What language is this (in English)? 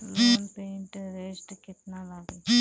Bhojpuri